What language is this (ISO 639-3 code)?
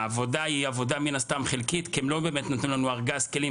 heb